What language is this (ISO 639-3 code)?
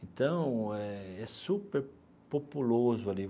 por